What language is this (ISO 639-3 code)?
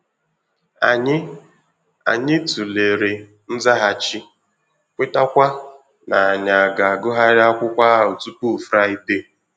ibo